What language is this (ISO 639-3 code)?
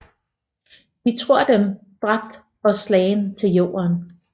dan